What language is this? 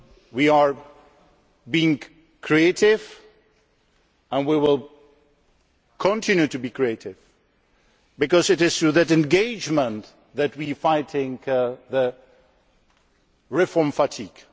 English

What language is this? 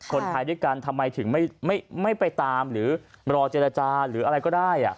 Thai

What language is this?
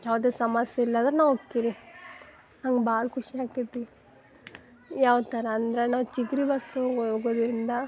Kannada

